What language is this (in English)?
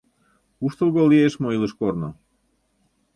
Mari